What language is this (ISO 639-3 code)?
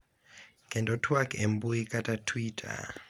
luo